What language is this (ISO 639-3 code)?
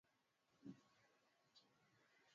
swa